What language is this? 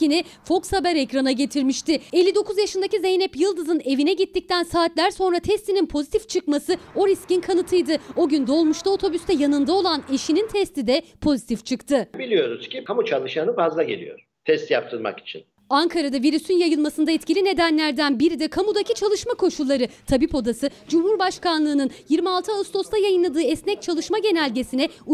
Turkish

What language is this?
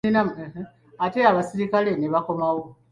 Ganda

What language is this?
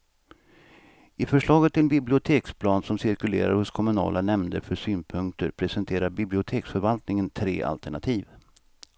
Swedish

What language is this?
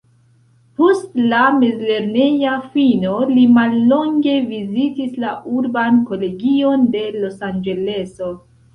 Esperanto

